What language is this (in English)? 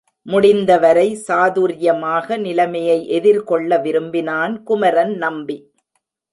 Tamil